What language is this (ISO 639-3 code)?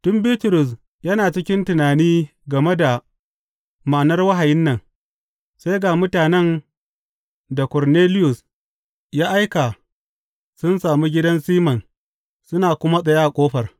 hau